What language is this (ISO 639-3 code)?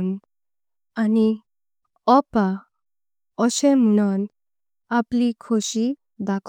kok